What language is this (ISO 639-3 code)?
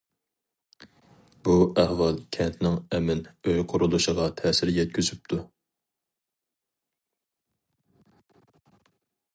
uig